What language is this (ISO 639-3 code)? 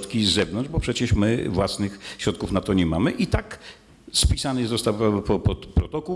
pol